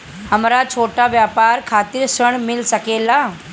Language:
Bhojpuri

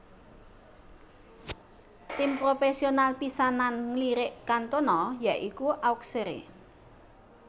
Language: Javanese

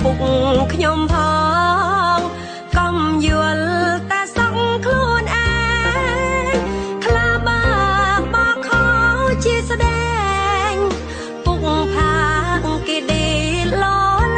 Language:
Thai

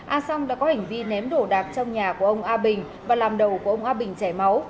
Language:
Vietnamese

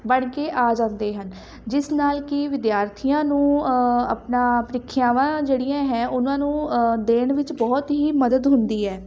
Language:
Punjabi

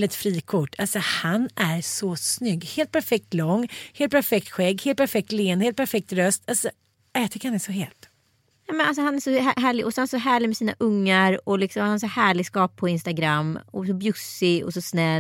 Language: Swedish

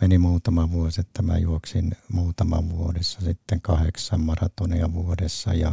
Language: Finnish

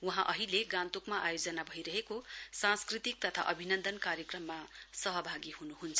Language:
Nepali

